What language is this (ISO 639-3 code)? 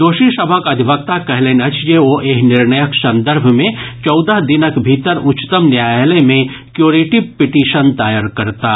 mai